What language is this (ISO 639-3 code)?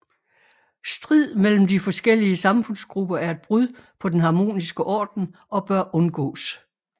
dan